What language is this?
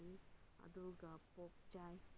Manipuri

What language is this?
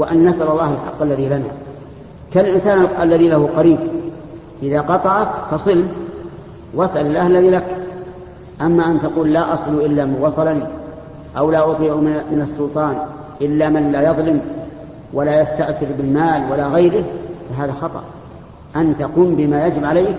Arabic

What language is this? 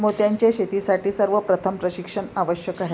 Marathi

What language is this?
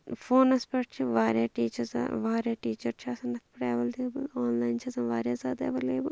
Kashmiri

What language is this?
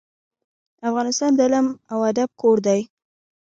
Pashto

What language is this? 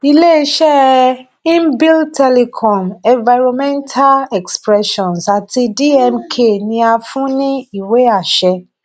Yoruba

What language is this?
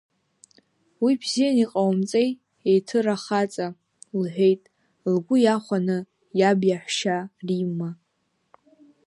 Abkhazian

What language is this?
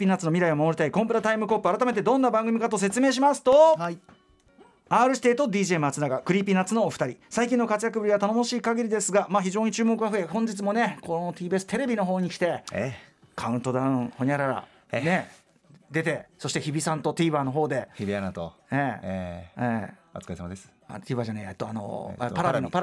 Japanese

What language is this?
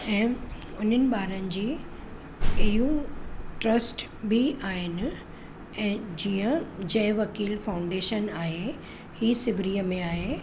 Sindhi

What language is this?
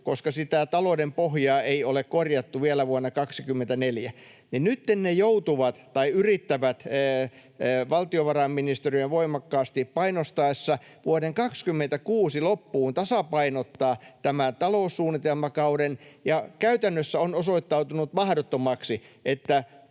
Finnish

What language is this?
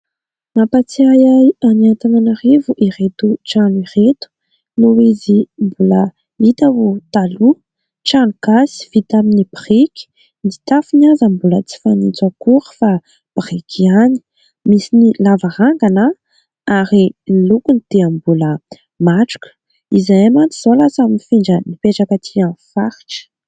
Malagasy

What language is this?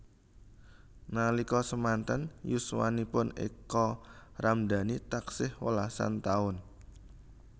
Javanese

